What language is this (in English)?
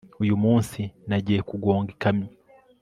Kinyarwanda